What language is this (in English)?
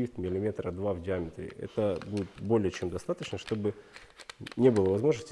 Russian